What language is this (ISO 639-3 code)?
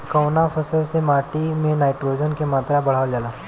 bho